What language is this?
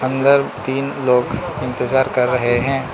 Hindi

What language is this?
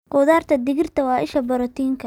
Somali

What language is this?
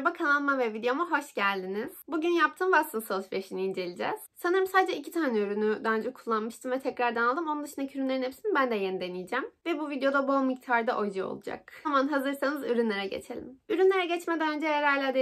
Turkish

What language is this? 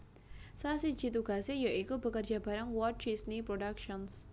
Javanese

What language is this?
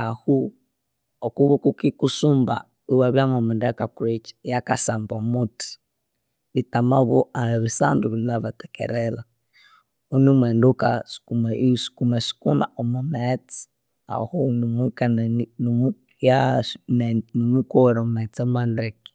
Konzo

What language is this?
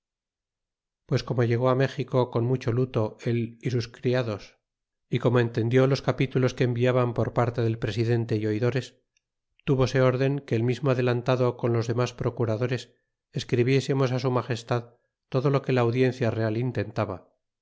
Spanish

